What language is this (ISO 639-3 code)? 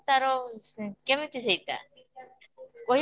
ori